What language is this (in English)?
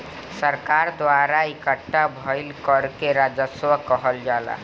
Bhojpuri